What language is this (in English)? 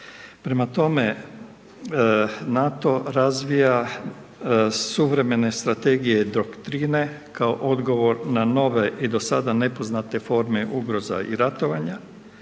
Croatian